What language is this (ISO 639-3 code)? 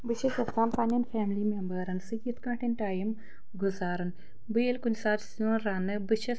kas